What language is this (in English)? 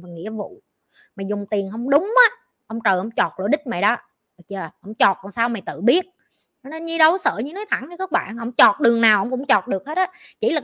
Vietnamese